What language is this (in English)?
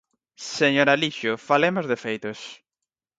Galician